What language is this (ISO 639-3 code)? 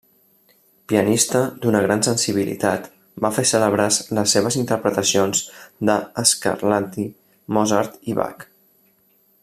cat